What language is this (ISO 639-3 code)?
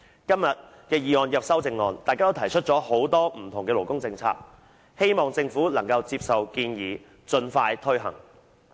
yue